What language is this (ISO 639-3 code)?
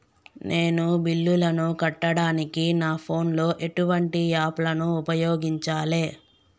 tel